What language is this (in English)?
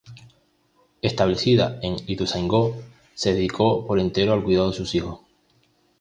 Spanish